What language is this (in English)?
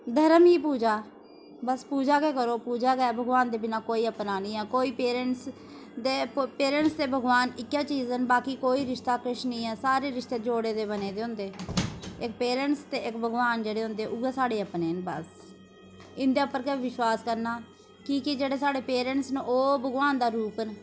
Dogri